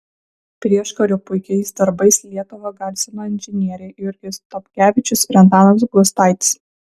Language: Lithuanian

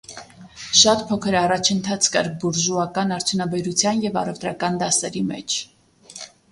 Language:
Armenian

